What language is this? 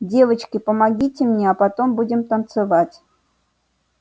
Russian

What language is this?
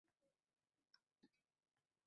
Uzbek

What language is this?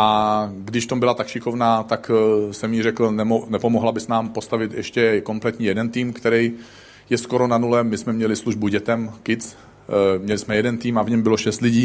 Czech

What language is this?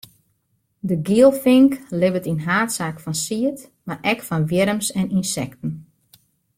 Western Frisian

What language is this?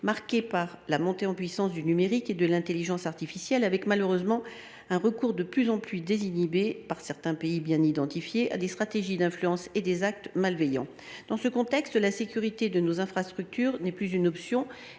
French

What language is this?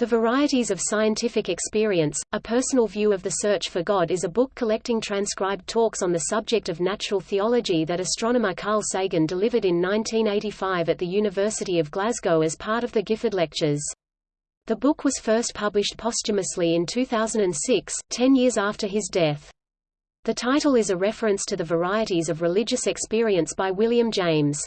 English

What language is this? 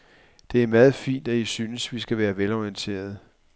Danish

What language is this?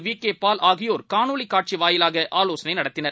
Tamil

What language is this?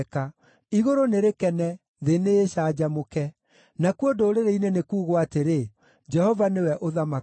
Kikuyu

